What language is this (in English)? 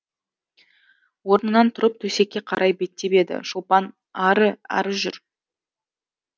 Kazakh